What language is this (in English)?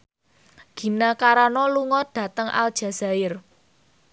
Javanese